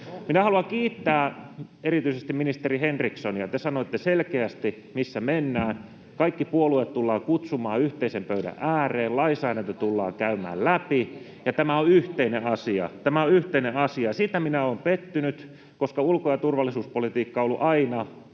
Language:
Finnish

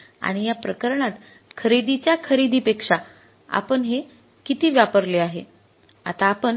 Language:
Marathi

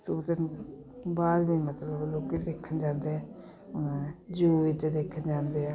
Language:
Punjabi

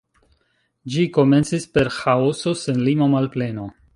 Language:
Esperanto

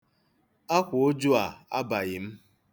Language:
Igbo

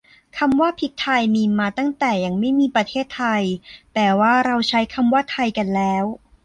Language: Thai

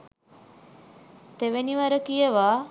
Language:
Sinhala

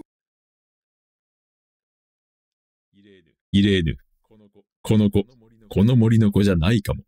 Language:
Japanese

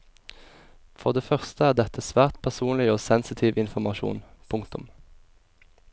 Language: Norwegian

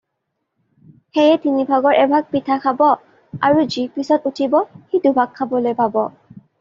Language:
Assamese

